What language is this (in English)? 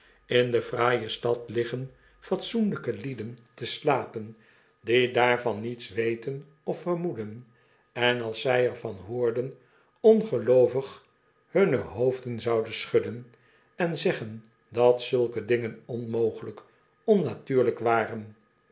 Dutch